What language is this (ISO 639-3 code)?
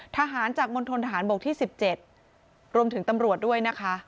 tha